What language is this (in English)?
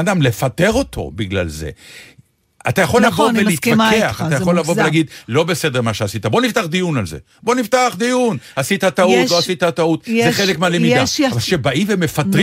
Hebrew